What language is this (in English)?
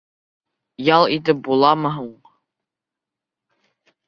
Bashkir